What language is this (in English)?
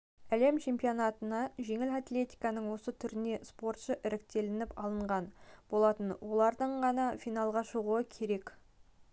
Kazakh